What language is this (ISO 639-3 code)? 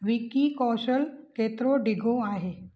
snd